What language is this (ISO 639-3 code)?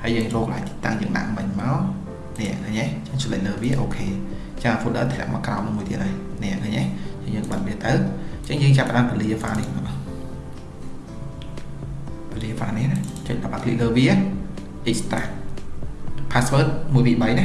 vie